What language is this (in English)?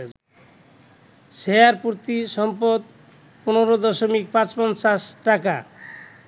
Bangla